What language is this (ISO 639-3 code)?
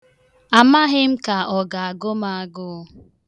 ibo